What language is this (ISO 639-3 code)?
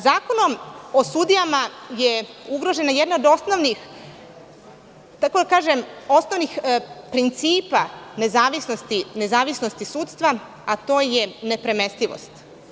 srp